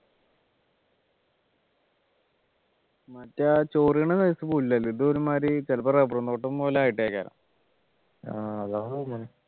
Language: Malayalam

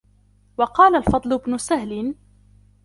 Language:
Arabic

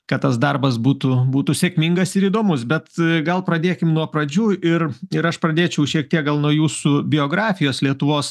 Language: Lithuanian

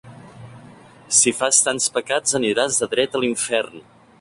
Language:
Catalan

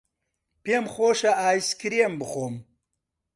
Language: Central Kurdish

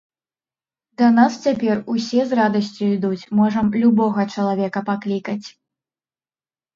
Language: Belarusian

